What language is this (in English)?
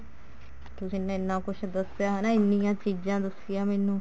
Punjabi